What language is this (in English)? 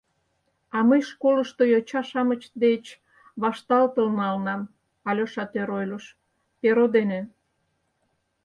Mari